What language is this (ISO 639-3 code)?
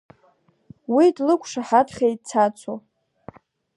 abk